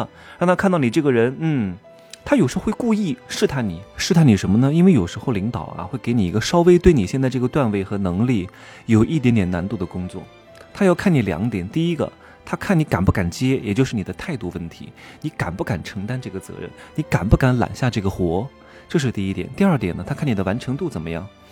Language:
Chinese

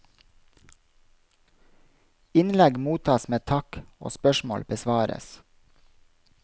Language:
Norwegian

